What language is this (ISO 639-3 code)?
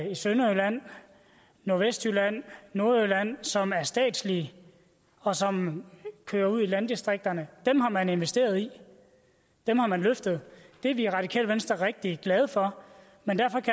dan